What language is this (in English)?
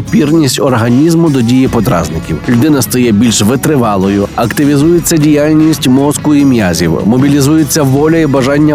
Ukrainian